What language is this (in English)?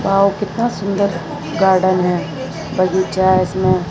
Hindi